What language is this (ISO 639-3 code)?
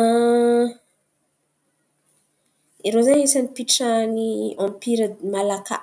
xmv